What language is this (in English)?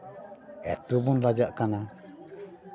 Santali